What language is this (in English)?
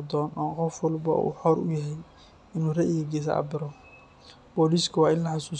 Somali